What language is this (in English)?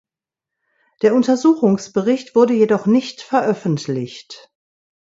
German